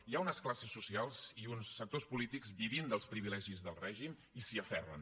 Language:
Catalan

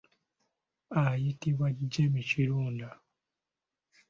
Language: Ganda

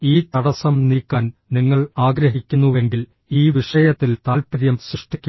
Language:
Malayalam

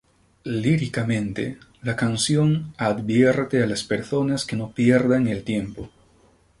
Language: Spanish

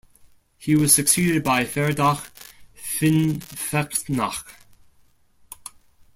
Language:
English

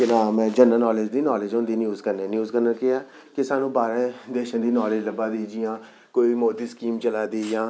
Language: Dogri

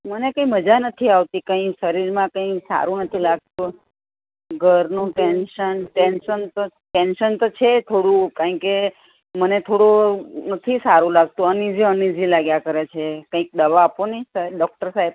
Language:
Gujarati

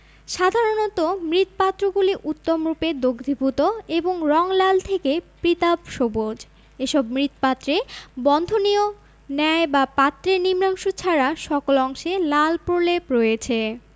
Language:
Bangla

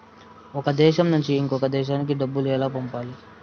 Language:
Telugu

